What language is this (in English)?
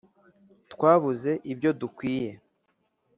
Kinyarwanda